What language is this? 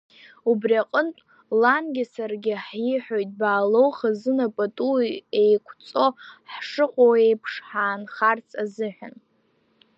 Abkhazian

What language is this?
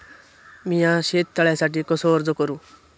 Marathi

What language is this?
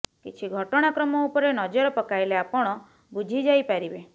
Odia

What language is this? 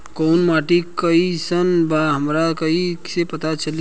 Bhojpuri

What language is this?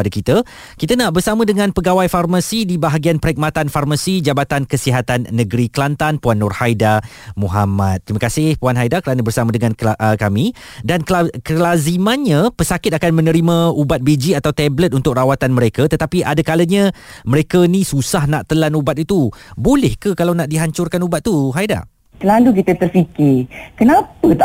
Malay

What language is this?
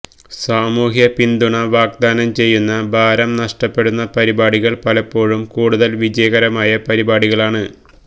Malayalam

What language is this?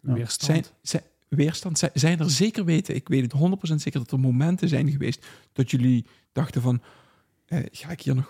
Dutch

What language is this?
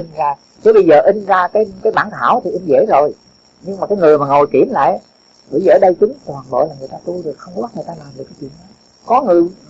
Vietnamese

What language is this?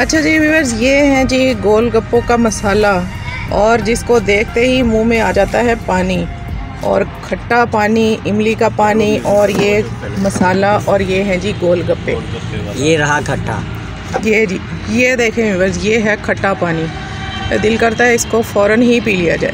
Hindi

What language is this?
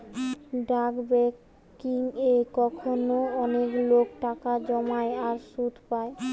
Bangla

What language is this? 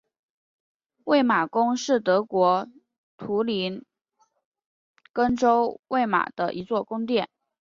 Chinese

